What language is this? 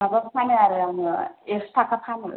Bodo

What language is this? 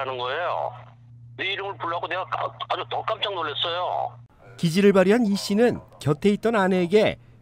Korean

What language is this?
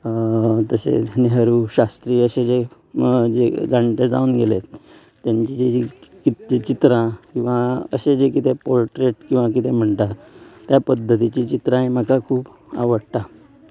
Konkani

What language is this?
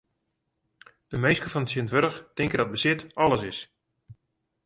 Western Frisian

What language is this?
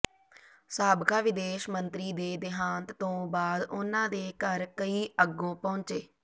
Punjabi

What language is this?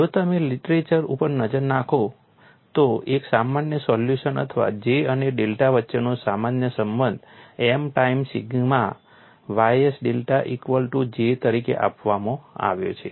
Gujarati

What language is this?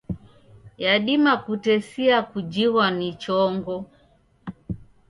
Taita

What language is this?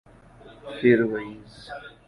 Urdu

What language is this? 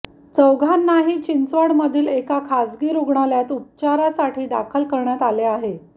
Marathi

